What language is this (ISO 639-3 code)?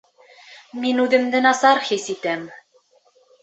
bak